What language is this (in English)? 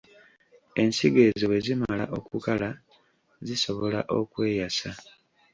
Ganda